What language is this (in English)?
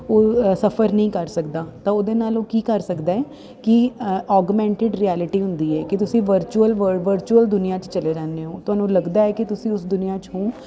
Punjabi